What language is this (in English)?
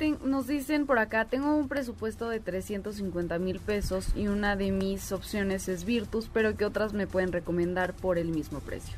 Spanish